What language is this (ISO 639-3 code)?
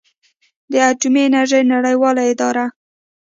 pus